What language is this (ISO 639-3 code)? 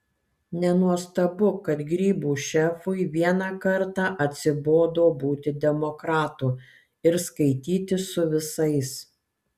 lit